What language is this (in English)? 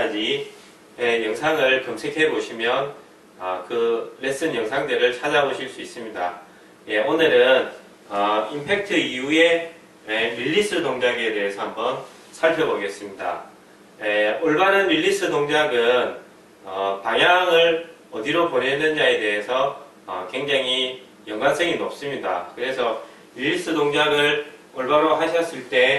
Korean